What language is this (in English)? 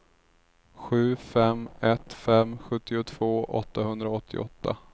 Swedish